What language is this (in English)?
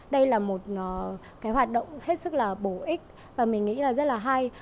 Vietnamese